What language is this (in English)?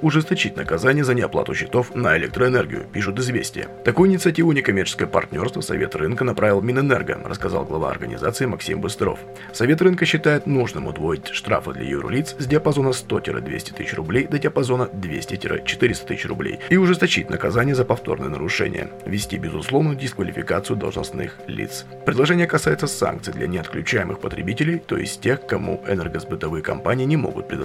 Russian